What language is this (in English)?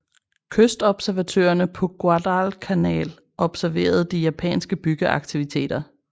Danish